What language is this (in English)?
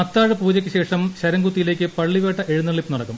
Malayalam